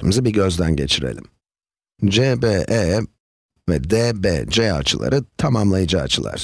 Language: Turkish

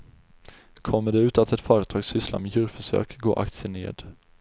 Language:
Swedish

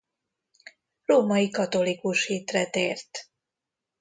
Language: Hungarian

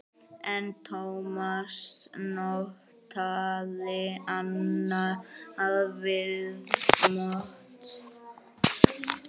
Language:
Icelandic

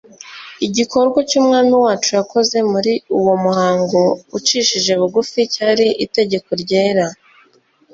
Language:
Kinyarwanda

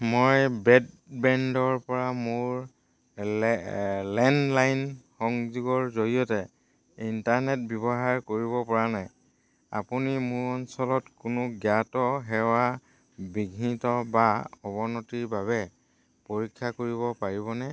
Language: Assamese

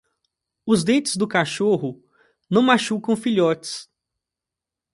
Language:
Portuguese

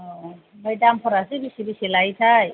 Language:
Bodo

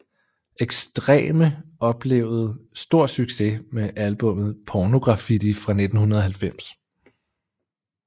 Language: Danish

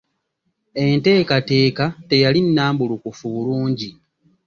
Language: Ganda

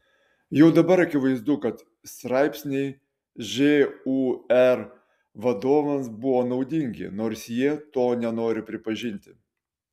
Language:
Lithuanian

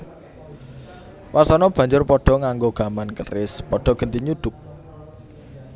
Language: Javanese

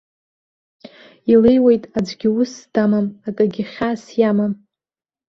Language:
Abkhazian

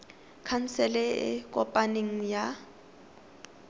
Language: Tswana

